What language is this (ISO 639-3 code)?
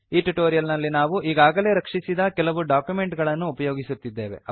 kan